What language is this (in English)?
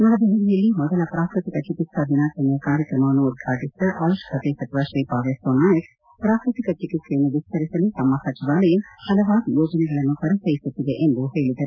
Kannada